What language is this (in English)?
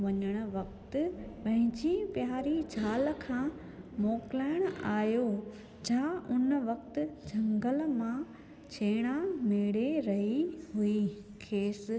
Sindhi